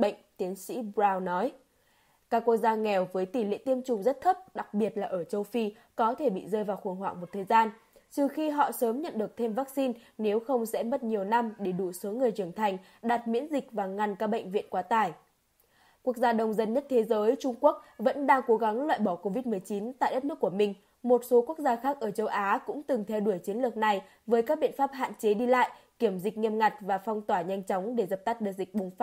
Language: Vietnamese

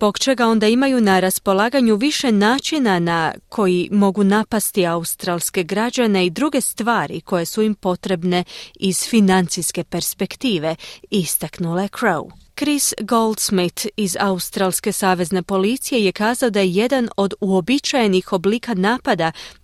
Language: Croatian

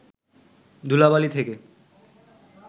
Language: Bangla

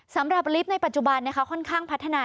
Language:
Thai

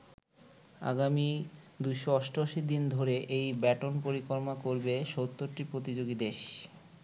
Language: Bangla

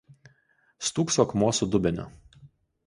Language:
Lithuanian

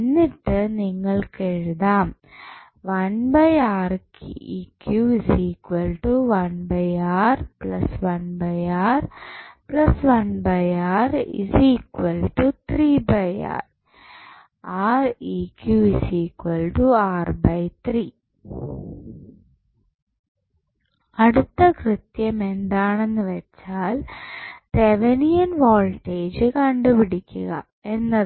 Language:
Malayalam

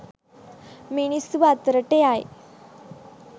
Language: Sinhala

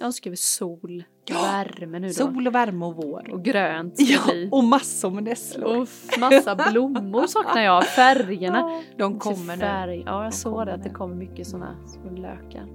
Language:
Swedish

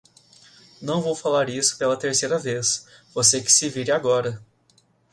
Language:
Portuguese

